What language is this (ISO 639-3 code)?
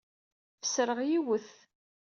kab